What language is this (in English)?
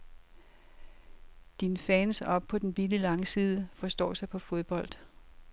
Danish